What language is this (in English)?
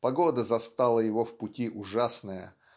Russian